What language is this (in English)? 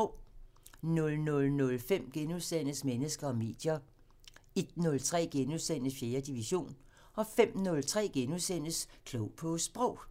Danish